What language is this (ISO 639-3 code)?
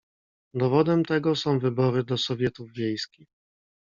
pol